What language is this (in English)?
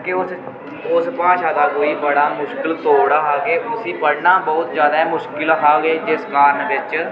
Dogri